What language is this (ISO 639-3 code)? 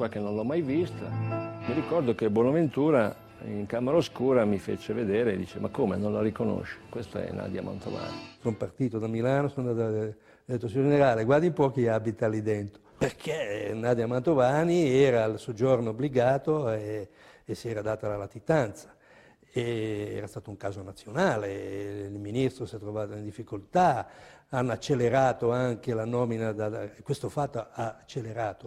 ita